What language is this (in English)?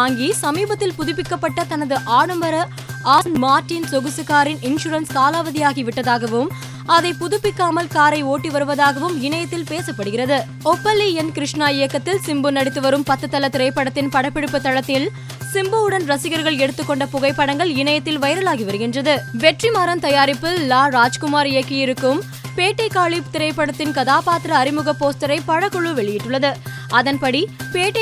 Tamil